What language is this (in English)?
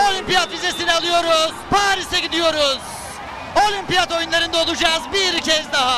Turkish